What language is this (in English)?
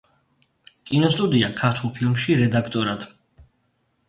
Georgian